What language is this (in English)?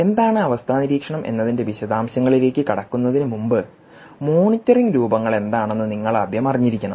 Malayalam